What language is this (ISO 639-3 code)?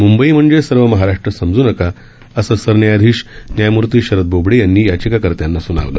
mar